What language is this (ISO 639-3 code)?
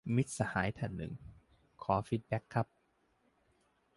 tha